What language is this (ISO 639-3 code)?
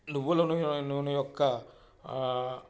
tel